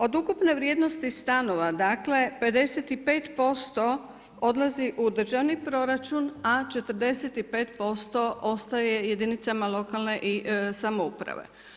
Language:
Croatian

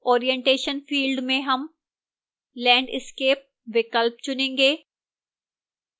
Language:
Hindi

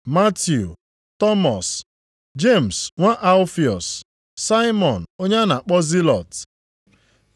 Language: Igbo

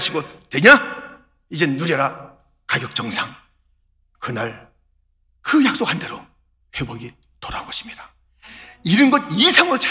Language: Korean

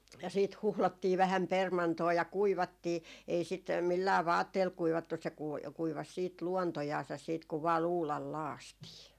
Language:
Finnish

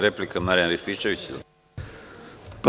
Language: Serbian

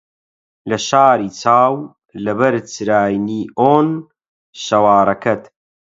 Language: Central Kurdish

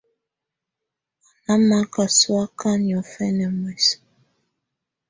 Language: Tunen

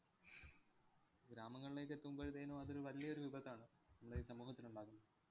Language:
Malayalam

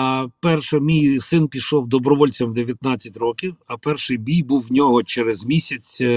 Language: Ukrainian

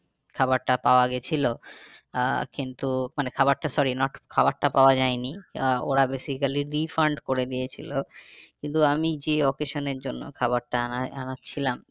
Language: Bangla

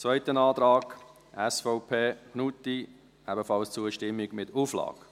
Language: Swiss German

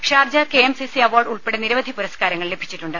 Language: Malayalam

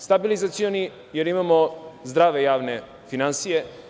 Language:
Serbian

